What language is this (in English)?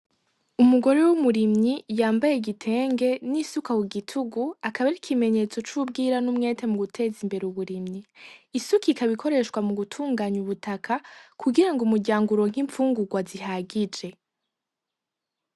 Rundi